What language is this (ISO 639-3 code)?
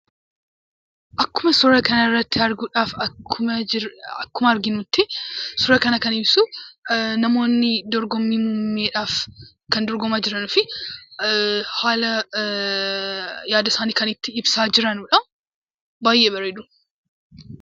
orm